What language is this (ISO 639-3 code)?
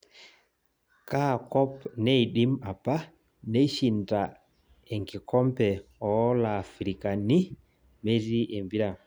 mas